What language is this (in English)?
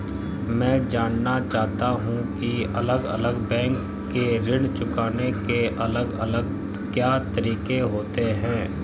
Hindi